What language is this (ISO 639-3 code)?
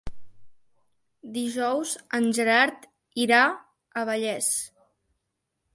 cat